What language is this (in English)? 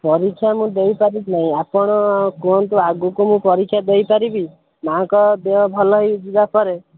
Odia